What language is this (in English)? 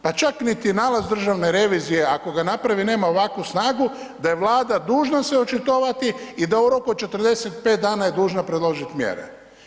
Croatian